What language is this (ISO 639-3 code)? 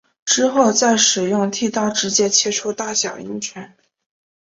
zho